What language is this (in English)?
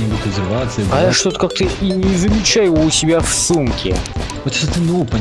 Russian